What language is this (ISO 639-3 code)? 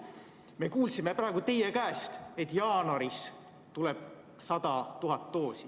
est